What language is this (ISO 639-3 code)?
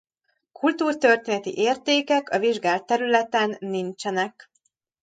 hun